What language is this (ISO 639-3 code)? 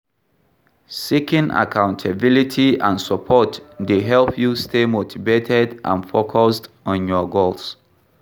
pcm